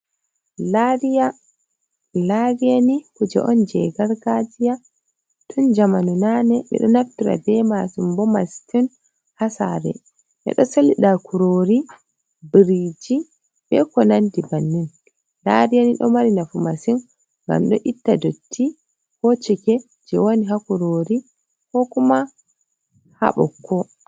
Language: Fula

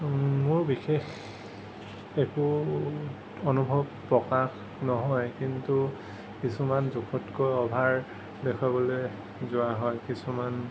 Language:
Assamese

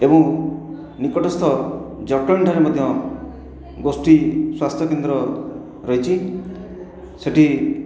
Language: Odia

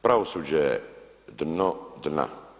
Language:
Croatian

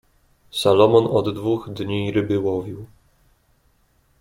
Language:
Polish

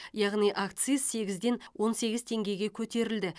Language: Kazakh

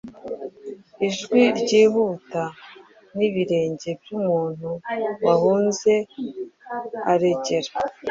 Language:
Kinyarwanda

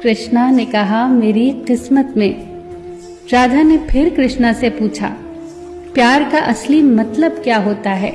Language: Hindi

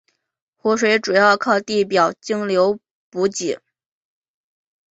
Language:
Chinese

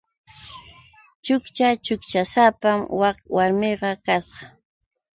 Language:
Yauyos Quechua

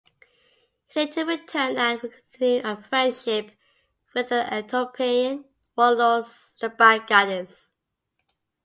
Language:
English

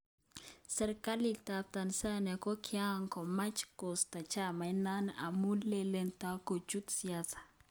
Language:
Kalenjin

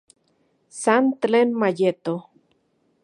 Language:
Central Puebla Nahuatl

